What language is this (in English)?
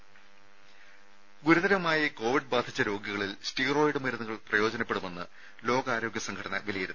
Malayalam